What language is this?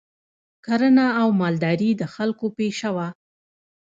Pashto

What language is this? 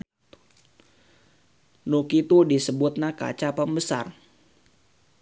Sundanese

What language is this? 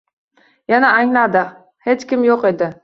Uzbek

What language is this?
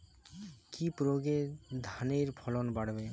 Bangla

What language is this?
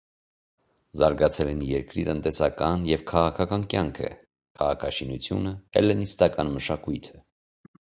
Armenian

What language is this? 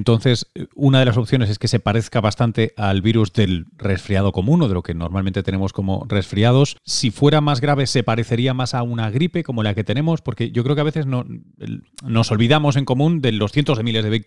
Spanish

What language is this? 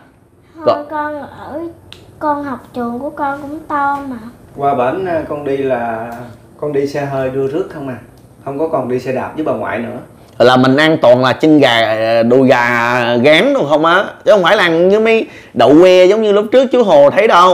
Vietnamese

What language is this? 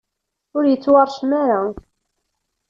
Kabyle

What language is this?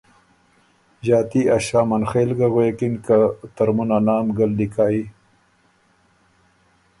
Ormuri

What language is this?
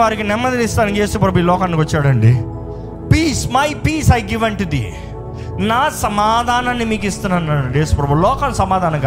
Telugu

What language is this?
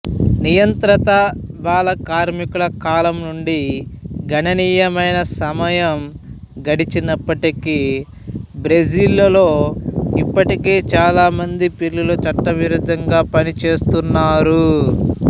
Telugu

